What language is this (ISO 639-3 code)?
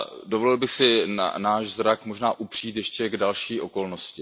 ces